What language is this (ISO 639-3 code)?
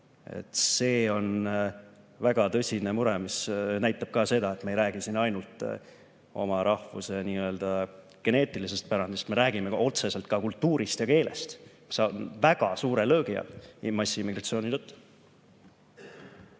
est